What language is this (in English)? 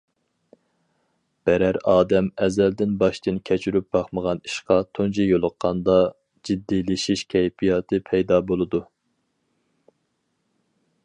Uyghur